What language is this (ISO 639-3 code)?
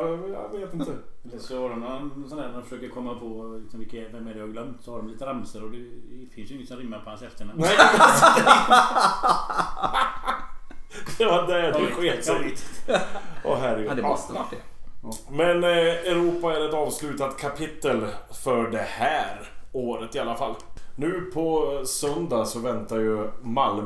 swe